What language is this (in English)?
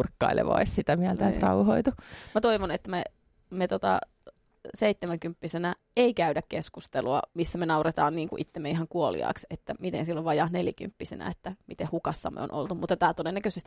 Finnish